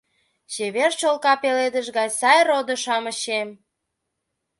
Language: Mari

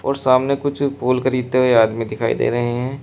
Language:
Hindi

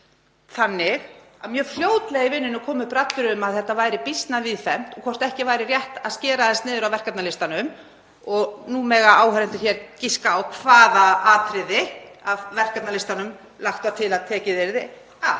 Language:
Icelandic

